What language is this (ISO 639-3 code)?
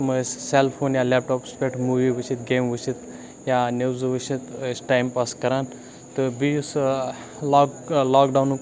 kas